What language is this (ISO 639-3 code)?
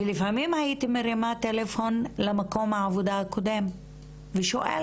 heb